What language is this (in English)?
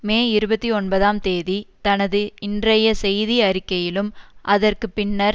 Tamil